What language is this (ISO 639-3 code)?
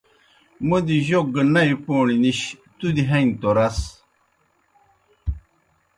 plk